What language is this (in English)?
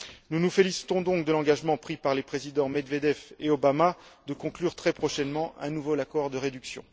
French